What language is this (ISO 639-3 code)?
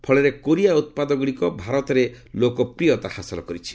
ori